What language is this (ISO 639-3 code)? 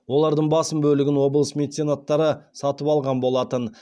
kaz